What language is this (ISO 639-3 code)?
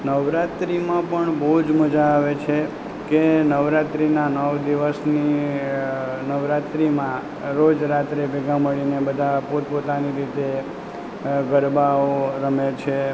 guj